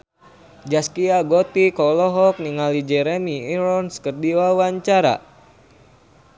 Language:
Sundanese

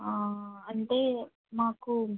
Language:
Telugu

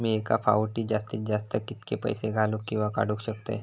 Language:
Marathi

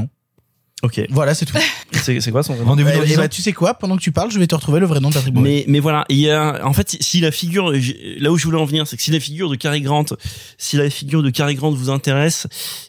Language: French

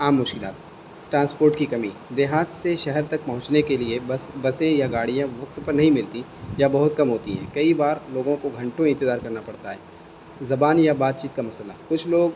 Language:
Urdu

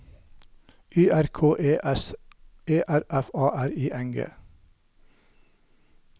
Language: Norwegian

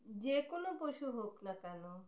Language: Bangla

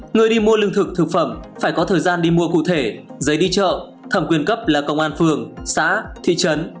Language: Vietnamese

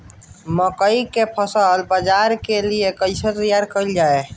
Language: Bhojpuri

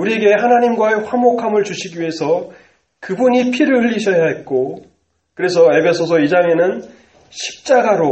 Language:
Korean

